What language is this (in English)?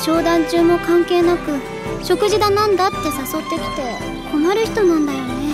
Japanese